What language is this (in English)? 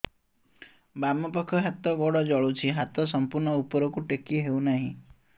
Odia